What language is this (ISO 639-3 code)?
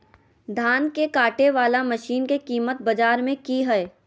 mag